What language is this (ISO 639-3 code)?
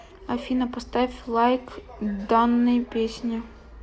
rus